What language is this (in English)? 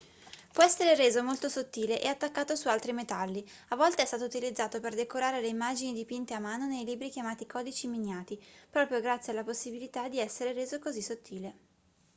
Italian